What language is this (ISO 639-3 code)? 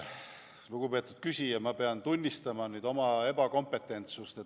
est